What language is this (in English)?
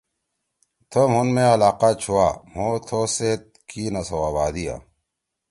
Torwali